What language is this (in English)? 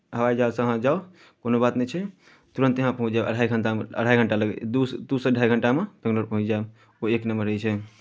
Maithili